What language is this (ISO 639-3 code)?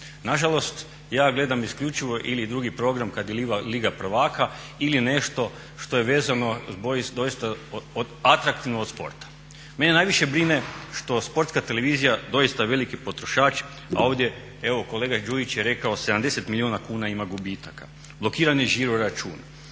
hrv